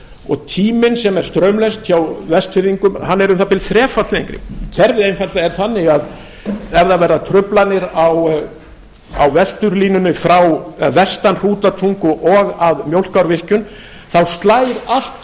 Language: Icelandic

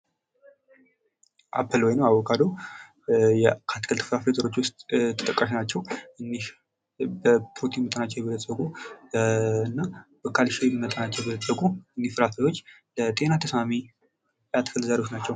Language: Amharic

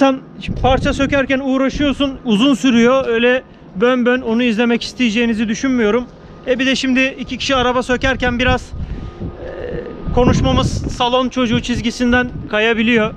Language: Turkish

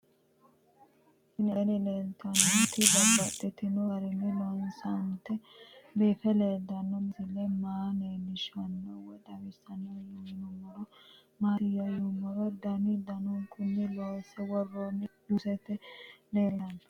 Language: Sidamo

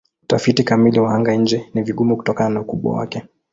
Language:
Swahili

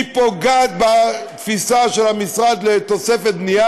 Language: Hebrew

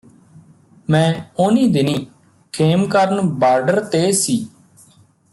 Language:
Punjabi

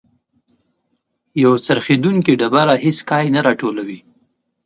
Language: Pashto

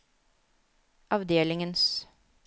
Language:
Norwegian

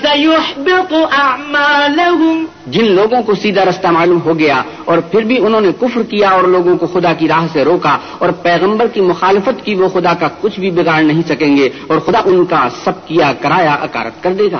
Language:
Urdu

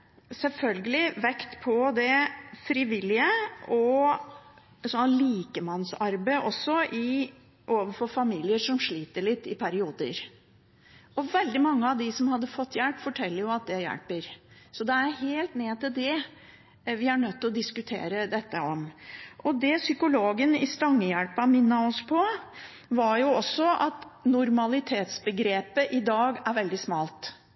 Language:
Norwegian Bokmål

